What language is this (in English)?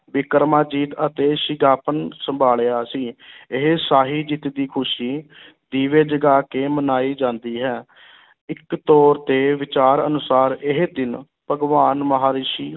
Punjabi